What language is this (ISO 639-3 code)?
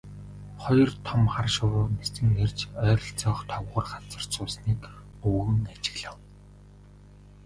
mon